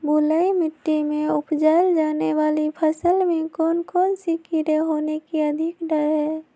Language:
Magahi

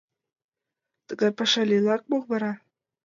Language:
Mari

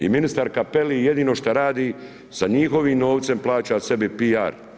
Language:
Croatian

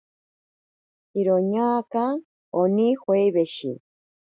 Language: Ashéninka Perené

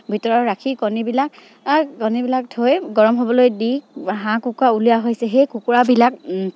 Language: Assamese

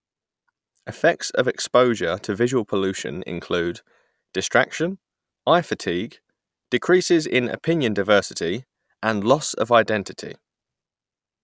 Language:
English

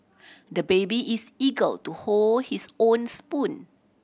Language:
English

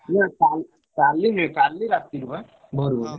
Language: Odia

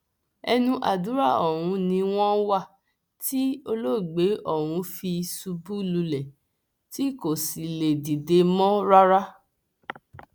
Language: Yoruba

